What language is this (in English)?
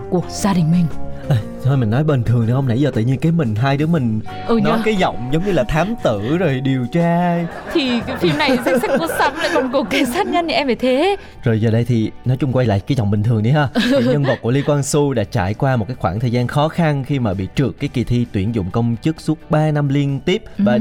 Vietnamese